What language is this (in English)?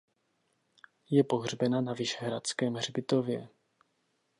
Czech